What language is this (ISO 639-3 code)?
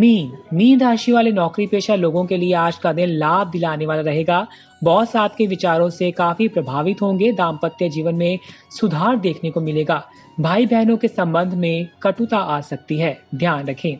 hin